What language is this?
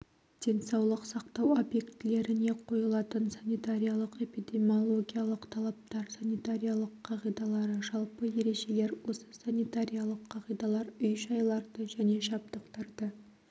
Kazakh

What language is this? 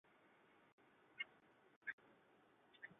Chinese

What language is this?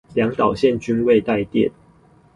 Chinese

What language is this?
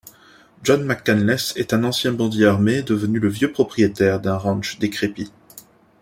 French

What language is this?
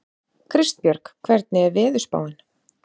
Icelandic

